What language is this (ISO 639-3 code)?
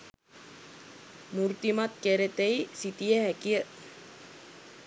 sin